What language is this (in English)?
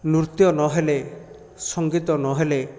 Odia